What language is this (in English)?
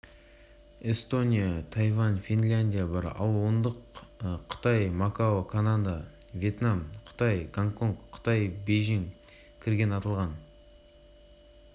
Kazakh